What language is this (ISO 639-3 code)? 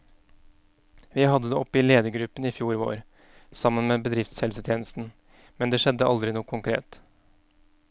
nor